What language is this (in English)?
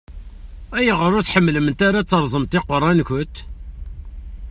Kabyle